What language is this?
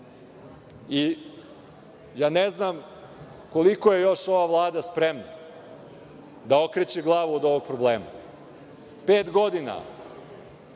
Serbian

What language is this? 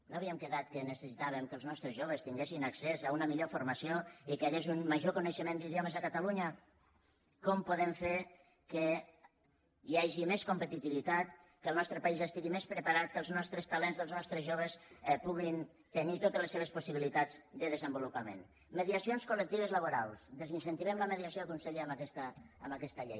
Catalan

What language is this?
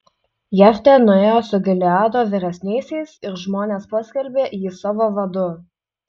Lithuanian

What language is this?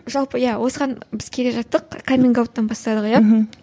Kazakh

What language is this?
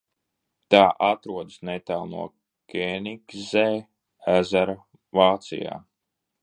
Latvian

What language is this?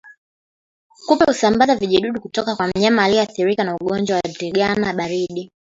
Swahili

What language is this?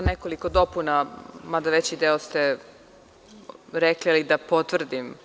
Serbian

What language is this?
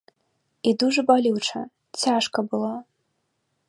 Belarusian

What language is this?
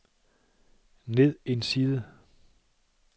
Danish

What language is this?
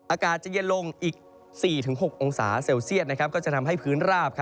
Thai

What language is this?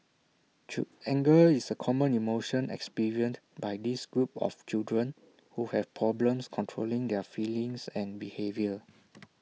English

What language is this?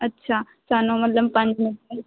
Punjabi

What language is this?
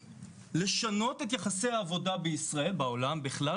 Hebrew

